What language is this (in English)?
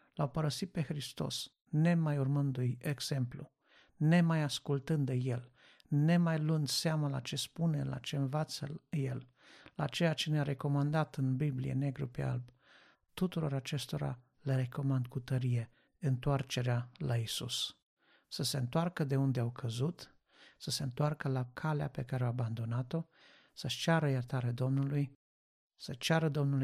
Romanian